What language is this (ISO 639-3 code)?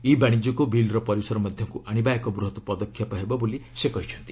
ori